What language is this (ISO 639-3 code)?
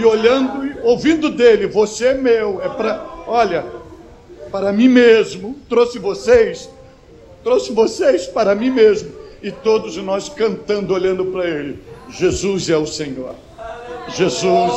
por